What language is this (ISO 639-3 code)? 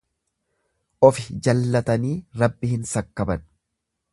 orm